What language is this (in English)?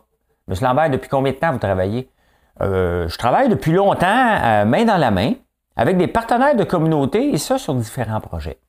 French